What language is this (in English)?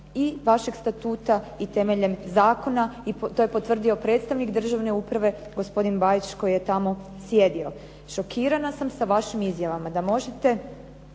Croatian